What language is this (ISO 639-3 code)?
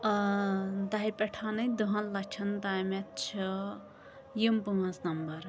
kas